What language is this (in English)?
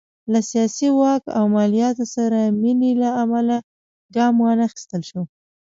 Pashto